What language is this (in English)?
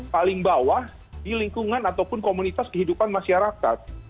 Indonesian